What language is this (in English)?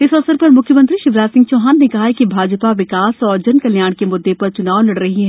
Hindi